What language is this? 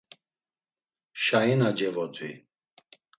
Laz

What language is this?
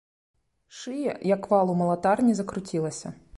Belarusian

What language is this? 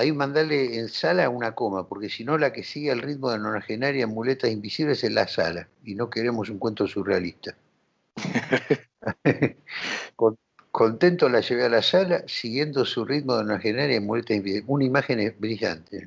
Spanish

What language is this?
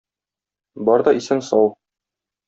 Tatar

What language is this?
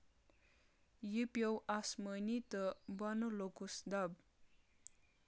Kashmiri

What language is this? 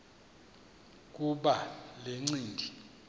Xhosa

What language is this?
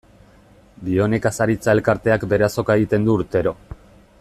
Basque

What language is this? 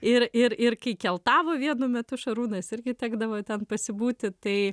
Lithuanian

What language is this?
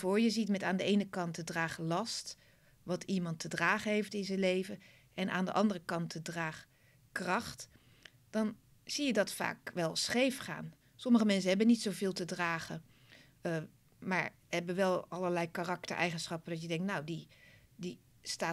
Dutch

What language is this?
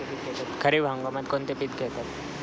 Marathi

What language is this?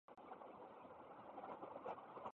Japanese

